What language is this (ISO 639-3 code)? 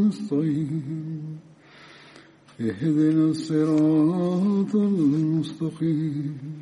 bul